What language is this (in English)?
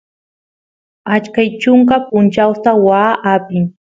Santiago del Estero Quichua